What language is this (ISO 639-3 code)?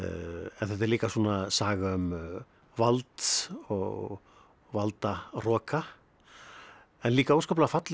isl